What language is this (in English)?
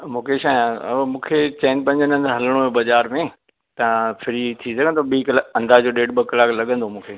Sindhi